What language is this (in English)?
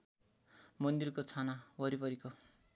Nepali